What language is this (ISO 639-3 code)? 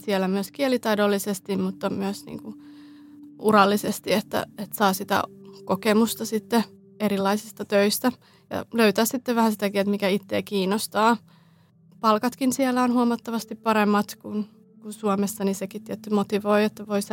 fin